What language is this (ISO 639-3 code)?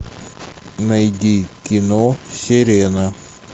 rus